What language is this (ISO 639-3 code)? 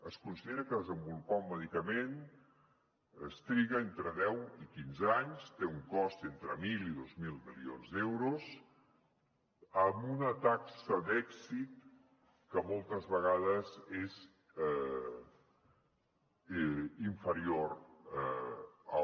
cat